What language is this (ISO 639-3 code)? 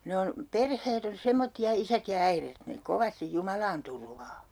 fin